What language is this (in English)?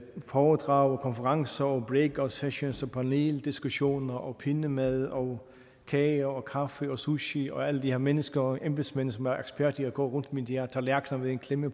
Danish